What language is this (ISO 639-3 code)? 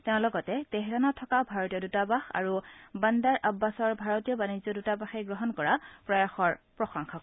asm